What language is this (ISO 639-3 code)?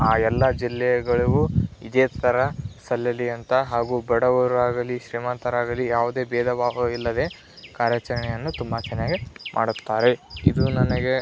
kan